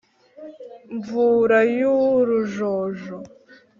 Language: Kinyarwanda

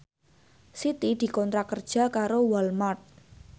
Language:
Javanese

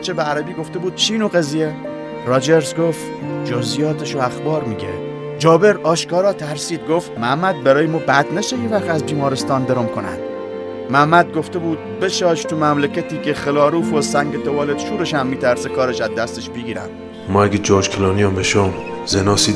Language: Persian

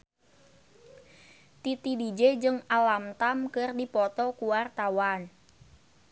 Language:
Sundanese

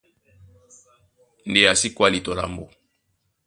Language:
Duala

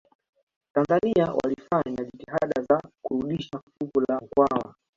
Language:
Swahili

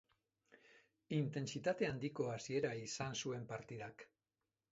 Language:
Basque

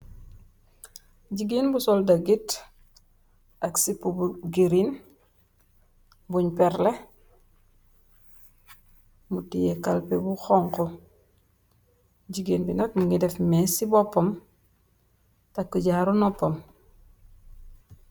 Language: Wolof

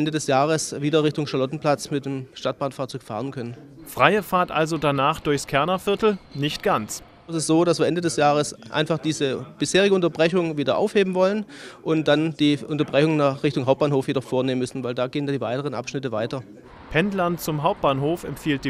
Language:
German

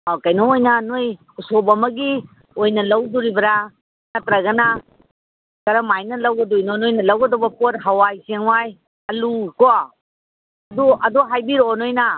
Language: Manipuri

